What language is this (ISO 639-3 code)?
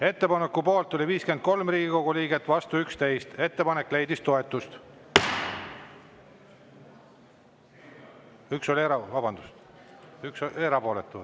est